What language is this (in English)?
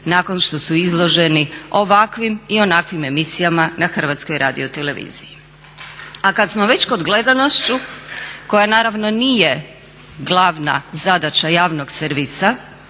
Croatian